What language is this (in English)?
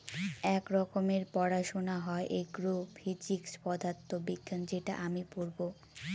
Bangla